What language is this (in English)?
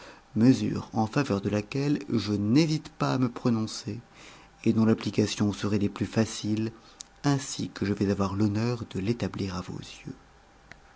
French